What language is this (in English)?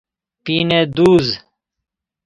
Persian